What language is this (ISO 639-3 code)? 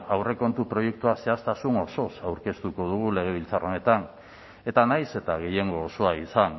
eus